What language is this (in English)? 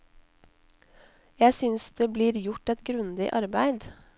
Norwegian